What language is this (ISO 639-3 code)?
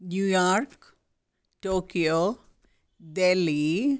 san